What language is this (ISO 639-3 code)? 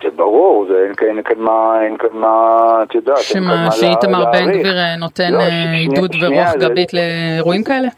heb